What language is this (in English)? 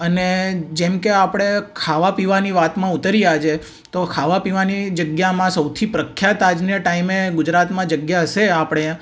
Gujarati